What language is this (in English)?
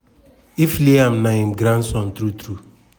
Nigerian Pidgin